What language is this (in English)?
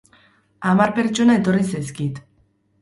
Basque